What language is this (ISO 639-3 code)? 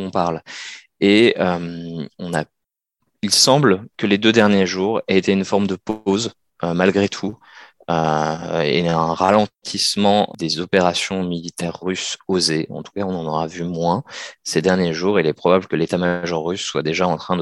fra